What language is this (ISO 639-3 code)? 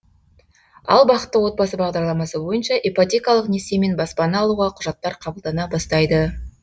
kaz